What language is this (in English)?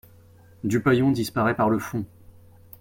French